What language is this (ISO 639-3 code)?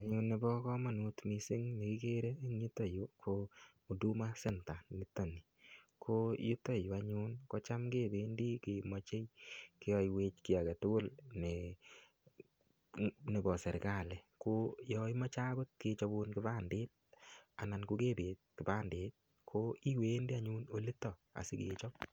kln